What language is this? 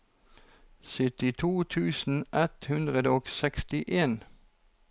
Norwegian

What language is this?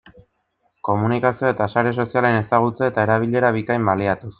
Basque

